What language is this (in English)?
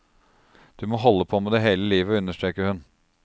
Norwegian